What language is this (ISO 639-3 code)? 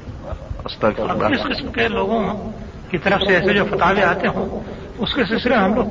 urd